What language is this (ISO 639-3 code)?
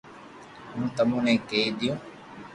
lrk